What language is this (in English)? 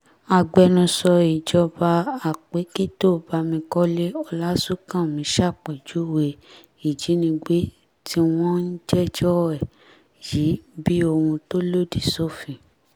Yoruba